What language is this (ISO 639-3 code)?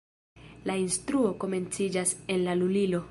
epo